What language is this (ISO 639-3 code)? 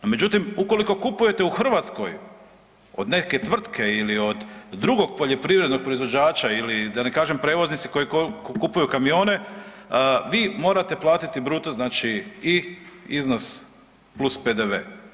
hrv